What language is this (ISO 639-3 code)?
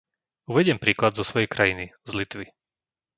slk